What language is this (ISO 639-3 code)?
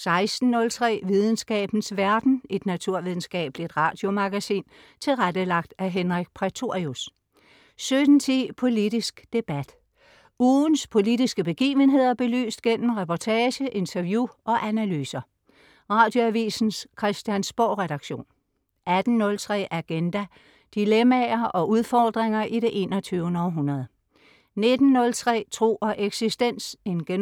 dan